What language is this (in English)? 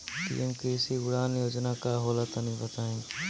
Bhojpuri